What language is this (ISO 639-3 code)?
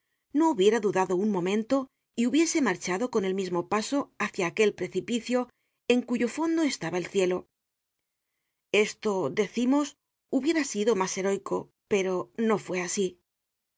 spa